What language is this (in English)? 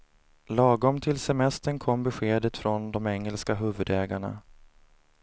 Swedish